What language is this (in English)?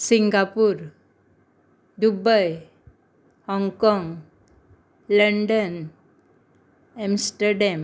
Konkani